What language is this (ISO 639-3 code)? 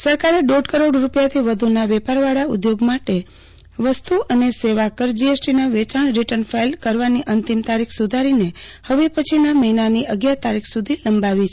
guj